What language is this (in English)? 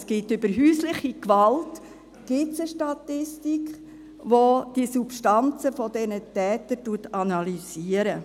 Swiss German